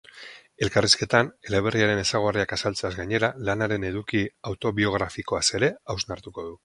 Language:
Basque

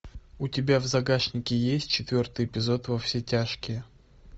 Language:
Russian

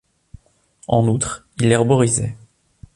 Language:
French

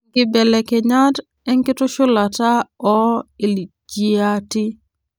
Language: Masai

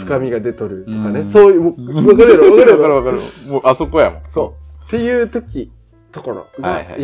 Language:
Japanese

